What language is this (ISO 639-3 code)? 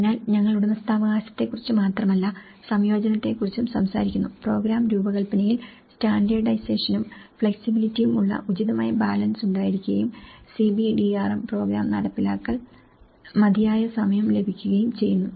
mal